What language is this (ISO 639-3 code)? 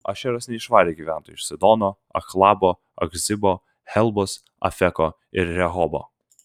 lit